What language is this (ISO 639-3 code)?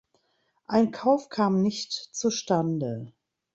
deu